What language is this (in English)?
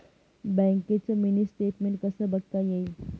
Marathi